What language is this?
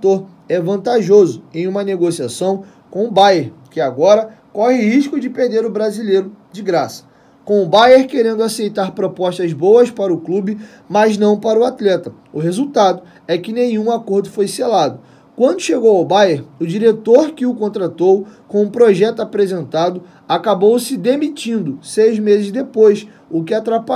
Portuguese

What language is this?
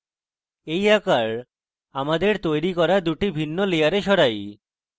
Bangla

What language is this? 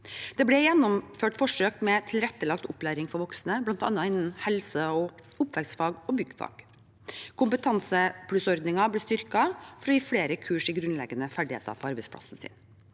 Norwegian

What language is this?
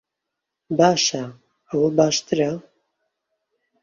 Central Kurdish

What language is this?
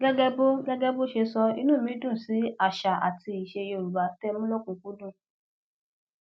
Yoruba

